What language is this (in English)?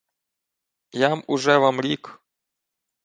Ukrainian